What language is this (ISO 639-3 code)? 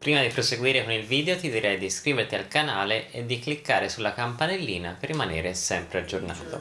ita